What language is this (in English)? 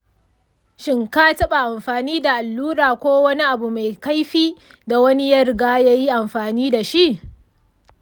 Hausa